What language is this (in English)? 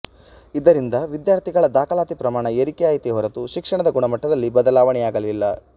Kannada